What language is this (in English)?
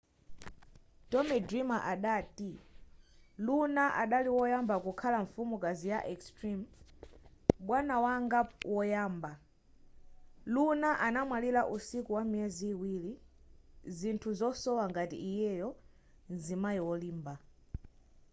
Nyanja